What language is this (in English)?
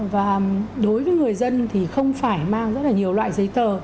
Vietnamese